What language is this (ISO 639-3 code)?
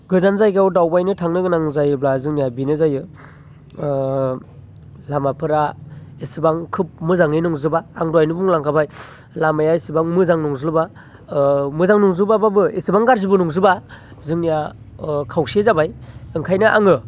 brx